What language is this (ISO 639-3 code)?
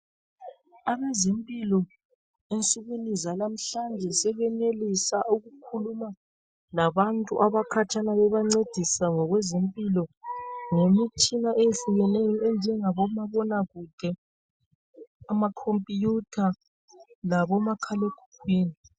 nde